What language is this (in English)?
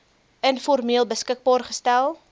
Afrikaans